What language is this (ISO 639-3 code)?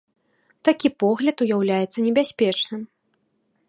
bel